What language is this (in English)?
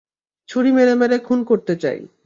Bangla